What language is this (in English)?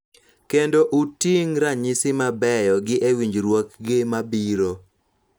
Luo (Kenya and Tanzania)